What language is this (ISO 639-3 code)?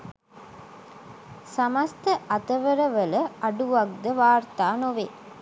sin